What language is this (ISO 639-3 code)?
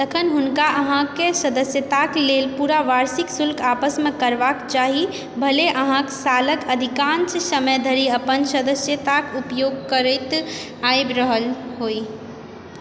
mai